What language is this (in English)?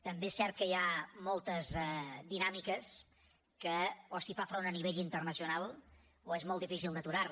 Catalan